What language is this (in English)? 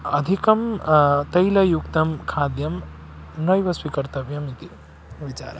Sanskrit